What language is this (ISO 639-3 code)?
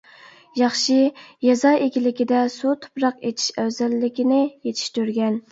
uig